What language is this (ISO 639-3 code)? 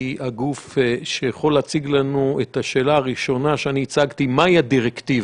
heb